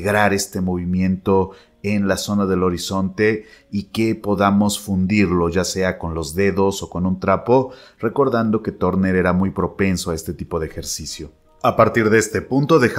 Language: Spanish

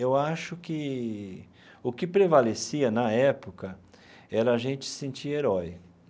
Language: Portuguese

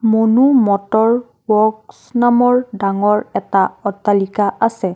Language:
Assamese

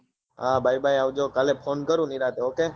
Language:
Gujarati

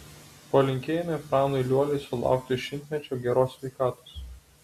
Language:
Lithuanian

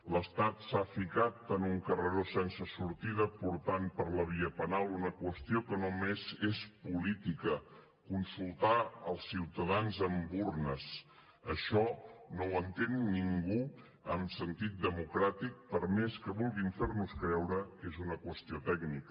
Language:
Catalan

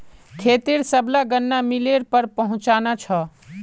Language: Magahi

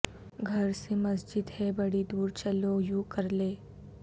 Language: Urdu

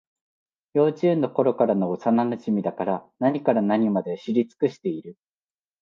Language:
Japanese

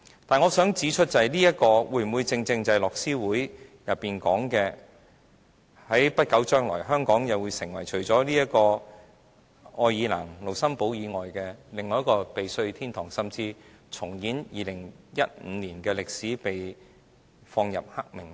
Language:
Cantonese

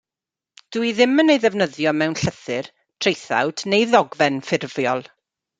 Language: Welsh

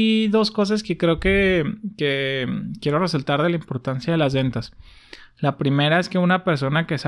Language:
Spanish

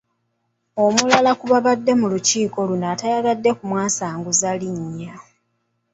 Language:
Ganda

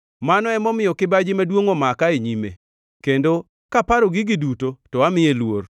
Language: Luo (Kenya and Tanzania)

